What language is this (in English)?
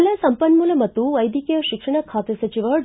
Kannada